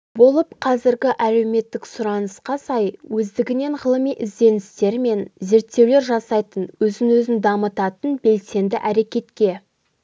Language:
Kazakh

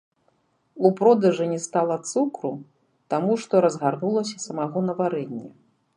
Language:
Belarusian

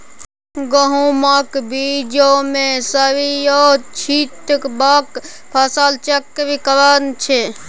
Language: Maithili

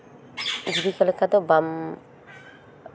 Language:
Santali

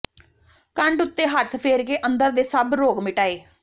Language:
Punjabi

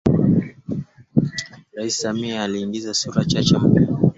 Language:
Swahili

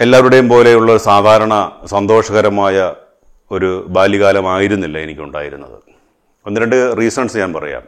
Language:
Malayalam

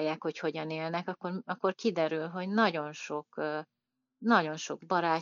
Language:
Hungarian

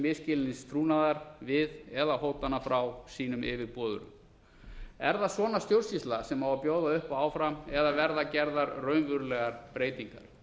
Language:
Icelandic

